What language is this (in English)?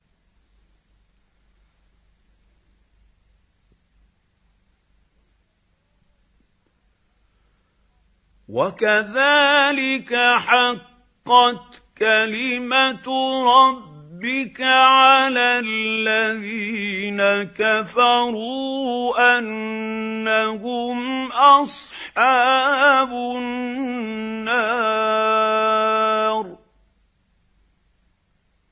Arabic